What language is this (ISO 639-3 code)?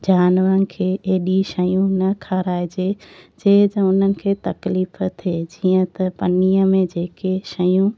snd